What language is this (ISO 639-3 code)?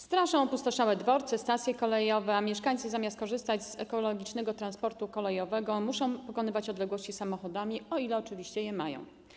pol